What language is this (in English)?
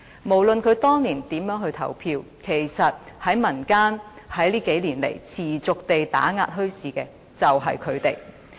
Cantonese